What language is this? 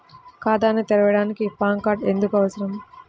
Telugu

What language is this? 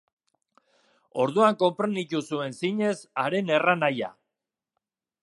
Basque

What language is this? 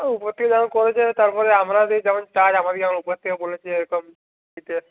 Bangla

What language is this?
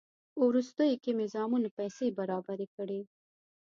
Pashto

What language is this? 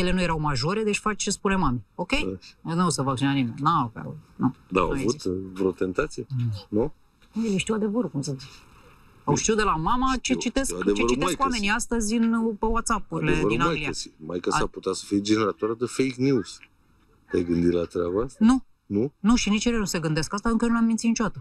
Romanian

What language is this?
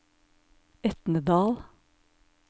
Norwegian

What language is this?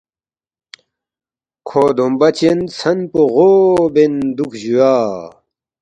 Balti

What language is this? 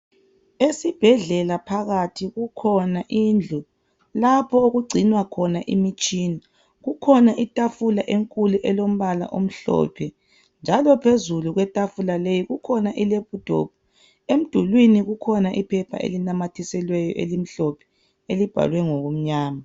North Ndebele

